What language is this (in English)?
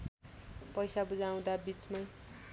Nepali